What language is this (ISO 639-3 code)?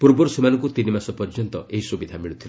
ori